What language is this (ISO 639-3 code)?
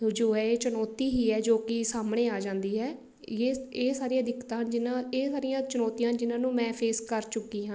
pan